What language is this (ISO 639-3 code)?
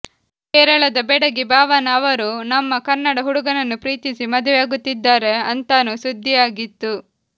kan